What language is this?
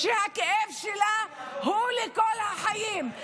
Hebrew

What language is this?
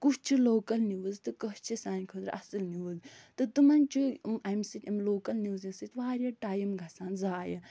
Kashmiri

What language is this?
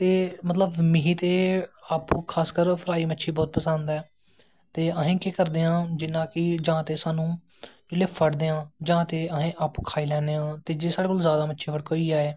Dogri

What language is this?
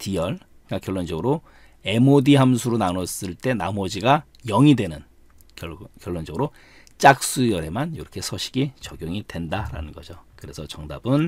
Korean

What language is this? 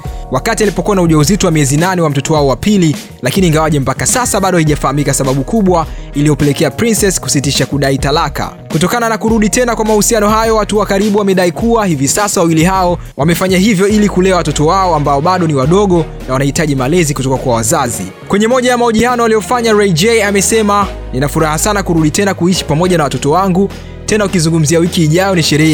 Swahili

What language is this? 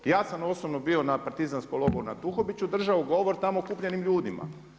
Croatian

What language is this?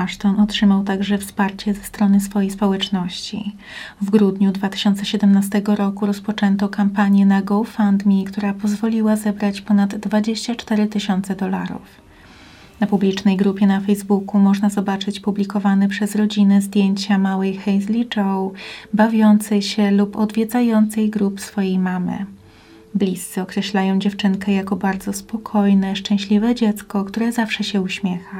Polish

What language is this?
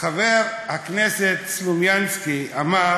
Hebrew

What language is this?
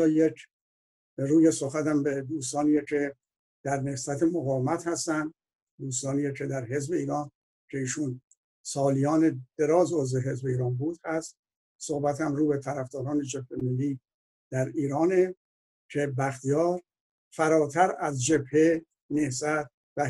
Persian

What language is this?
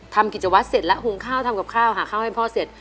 Thai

